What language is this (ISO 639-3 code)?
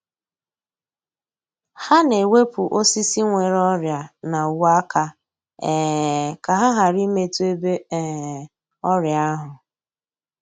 ibo